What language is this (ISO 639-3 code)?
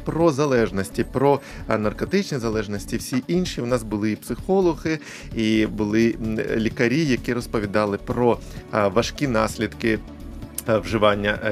ukr